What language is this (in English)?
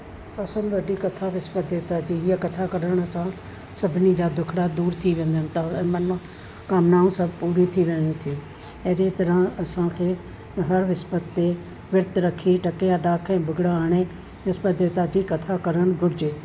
Sindhi